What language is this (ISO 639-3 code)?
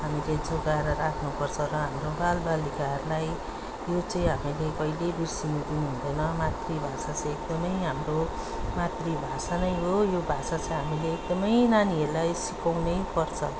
nep